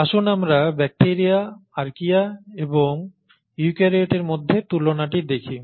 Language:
Bangla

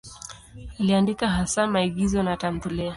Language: Swahili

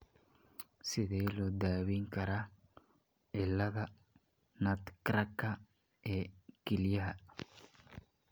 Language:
Somali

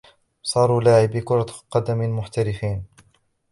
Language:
Arabic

